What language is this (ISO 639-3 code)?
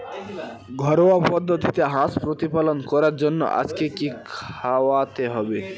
ben